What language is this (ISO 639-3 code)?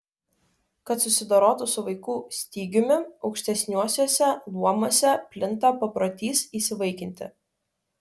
lit